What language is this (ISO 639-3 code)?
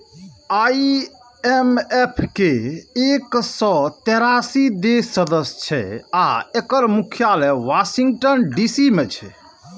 mai